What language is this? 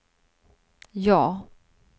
Swedish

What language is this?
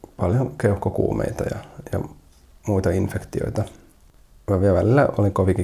Finnish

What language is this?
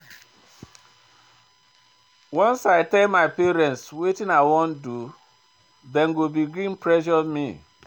Nigerian Pidgin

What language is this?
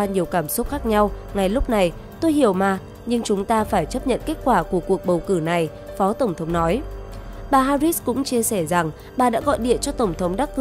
Vietnamese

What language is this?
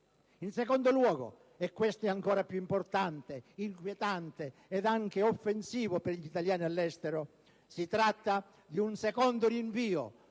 Italian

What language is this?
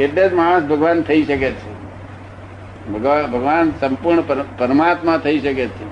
Gujarati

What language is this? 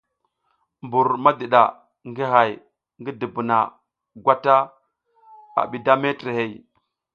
South Giziga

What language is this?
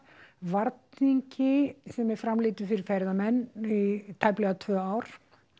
Icelandic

